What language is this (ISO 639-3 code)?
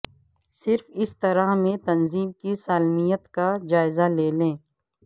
urd